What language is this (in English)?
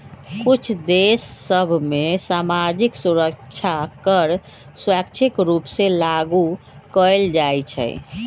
Magahi